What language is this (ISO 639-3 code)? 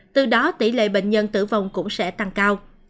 vie